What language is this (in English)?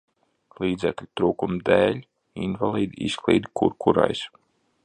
Latvian